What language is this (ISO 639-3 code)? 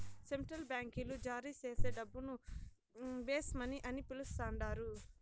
tel